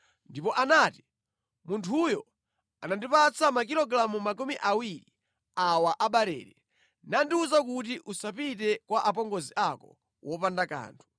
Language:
Nyanja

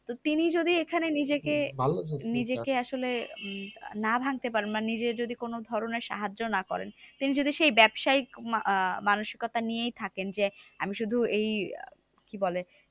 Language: Bangla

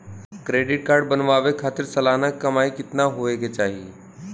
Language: Bhojpuri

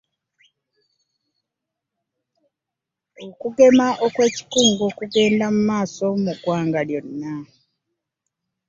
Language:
Ganda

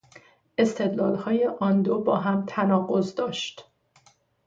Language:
Persian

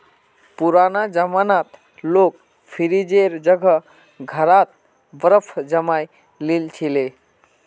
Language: Magahi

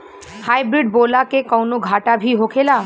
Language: Bhojpuri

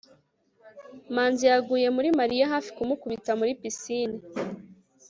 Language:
Kinyarwanda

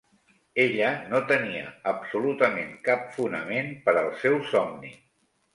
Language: Catalan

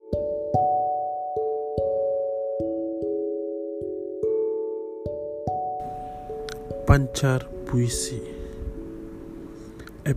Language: Malay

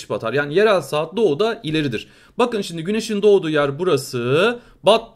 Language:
Turkish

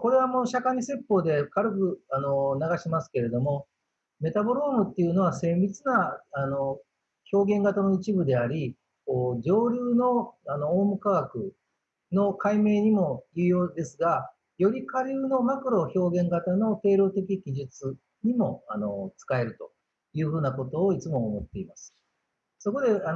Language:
Japanese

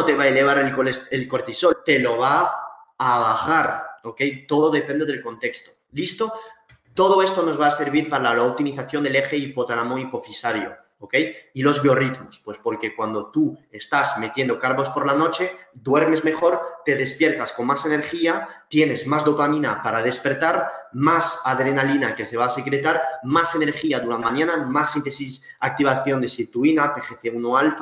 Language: Spanish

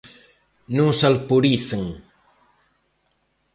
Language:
Galician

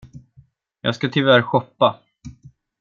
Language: Swedish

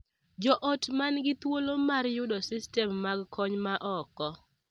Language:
Luo (Kenya and Tanzania)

